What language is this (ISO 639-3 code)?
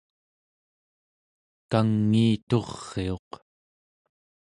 esu